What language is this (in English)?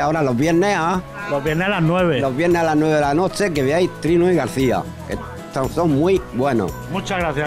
Spanish